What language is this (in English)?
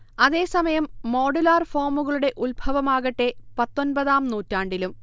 Malayalam